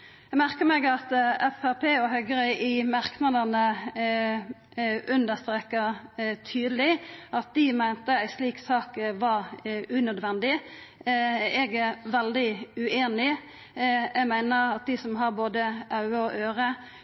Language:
Norwegian Nynorsk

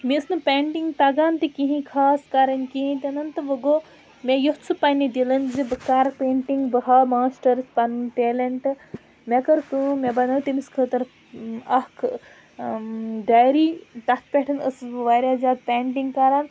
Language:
Kashmiri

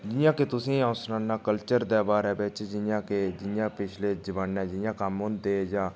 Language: Dogri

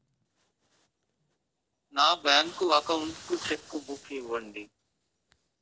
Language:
Telugu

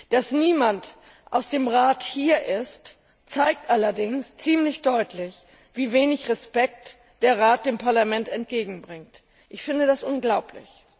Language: German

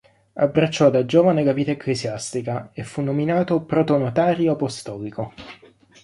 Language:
Italian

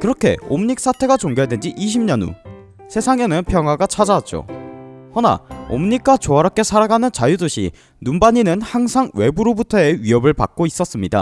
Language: Korean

